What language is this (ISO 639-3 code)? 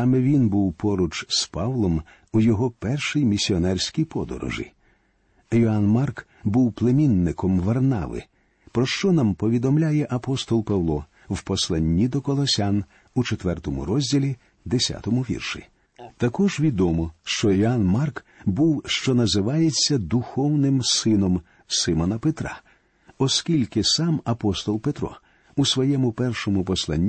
ukr